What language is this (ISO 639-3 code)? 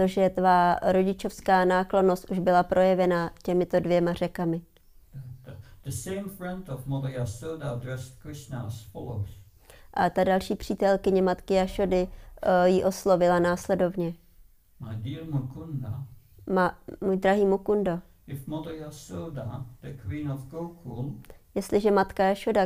ces